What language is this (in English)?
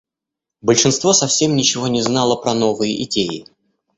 Russian